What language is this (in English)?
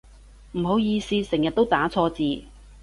Cantonese